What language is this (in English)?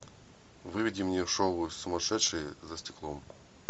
Russian